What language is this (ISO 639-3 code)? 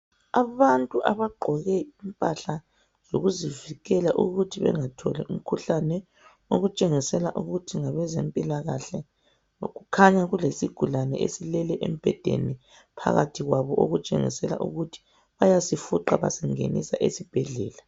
nde